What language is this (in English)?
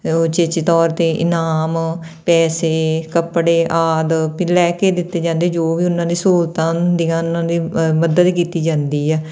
Punjabi